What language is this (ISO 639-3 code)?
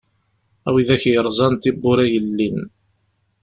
kab